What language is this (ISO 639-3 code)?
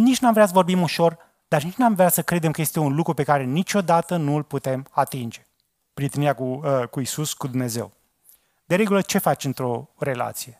ron